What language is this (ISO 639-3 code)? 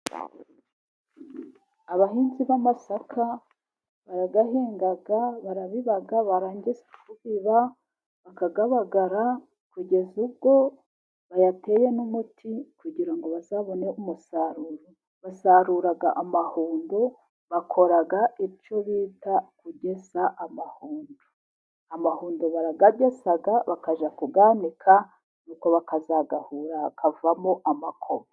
kin